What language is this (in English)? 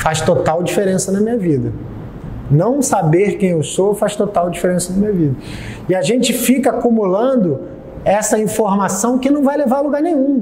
Portuguese